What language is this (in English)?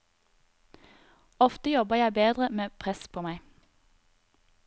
Norwegian